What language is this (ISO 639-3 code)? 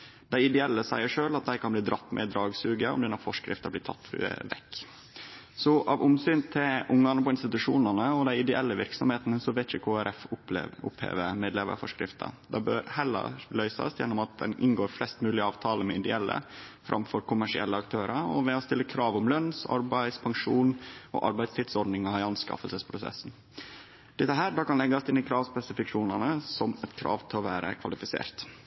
nno